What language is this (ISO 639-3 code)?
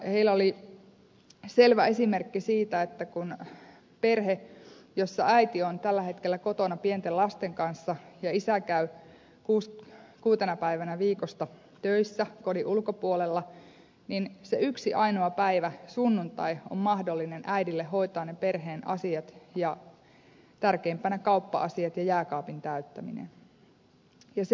fin